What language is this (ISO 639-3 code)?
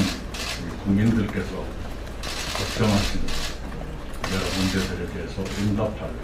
kor